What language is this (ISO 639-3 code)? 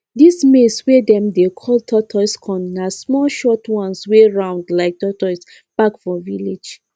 pcm